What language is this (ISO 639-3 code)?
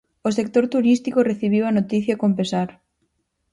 glg